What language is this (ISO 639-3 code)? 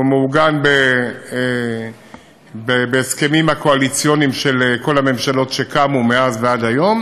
heb